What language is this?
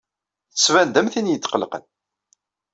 Kabyle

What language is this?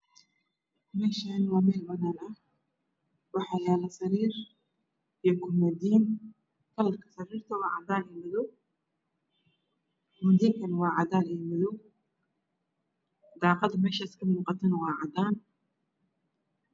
Somali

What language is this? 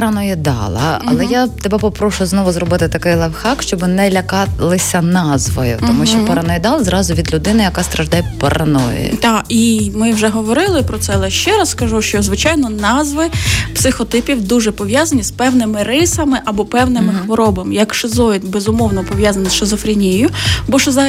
Ukrainian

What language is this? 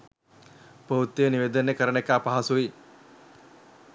Sinhala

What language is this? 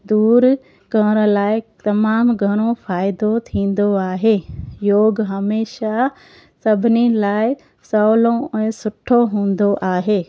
Sindhi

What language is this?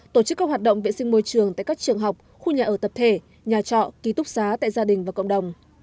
Vietnamese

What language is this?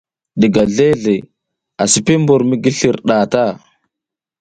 South Giziga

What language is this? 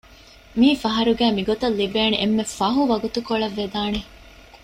Divehi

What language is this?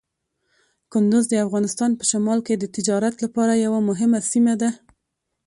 Pashto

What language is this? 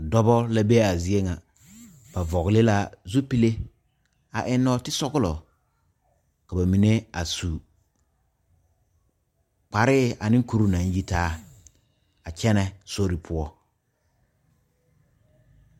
Southern Dagaare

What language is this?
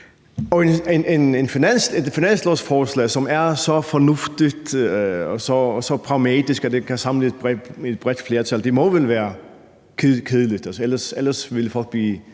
Danish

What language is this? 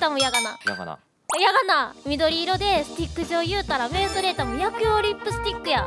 Japanese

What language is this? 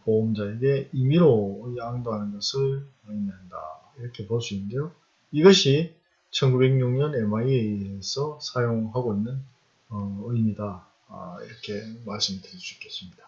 Korean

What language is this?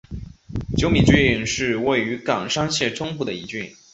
Chinese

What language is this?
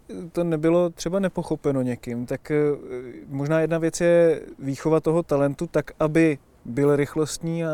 Czech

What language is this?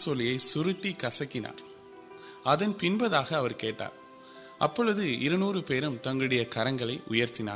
Urdu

